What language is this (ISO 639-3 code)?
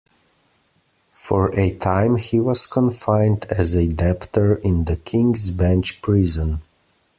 eng